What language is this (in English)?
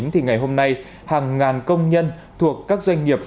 Vietnamese